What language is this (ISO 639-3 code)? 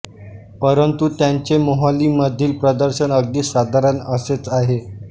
mar